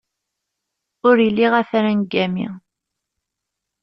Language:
Kabyle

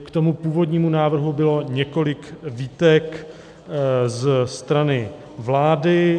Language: Czech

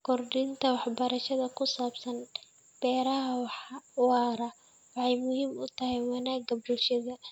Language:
Somali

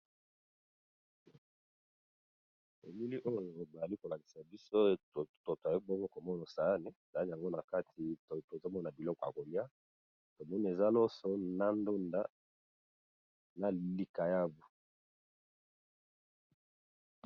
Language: Lingala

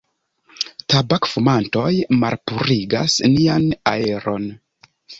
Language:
Esperanto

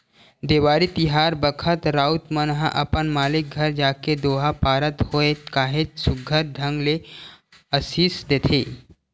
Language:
Chhattisgarhi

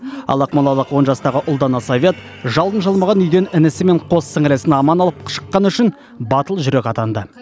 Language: Kazakh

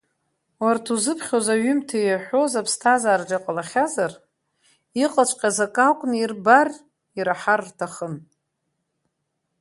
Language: Abkhazian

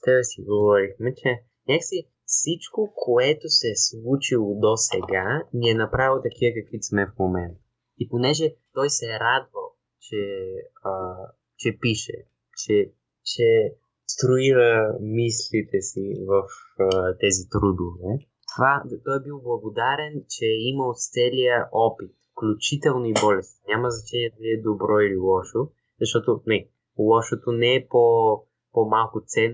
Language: Bulgarian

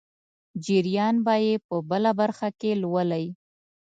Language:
Pashto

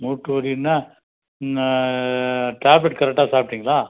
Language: Tamil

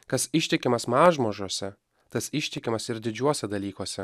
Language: Lithuanian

